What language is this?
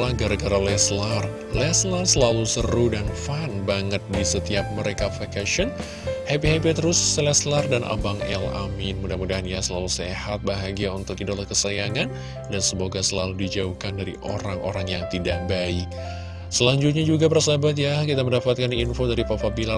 Indonesian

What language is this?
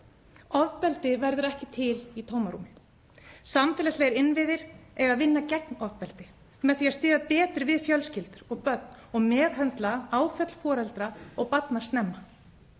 Icelandic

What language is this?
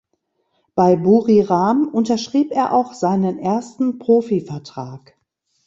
German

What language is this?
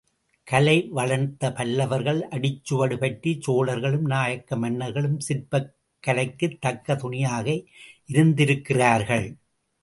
Tamil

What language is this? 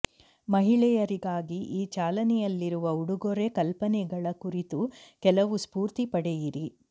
Kannada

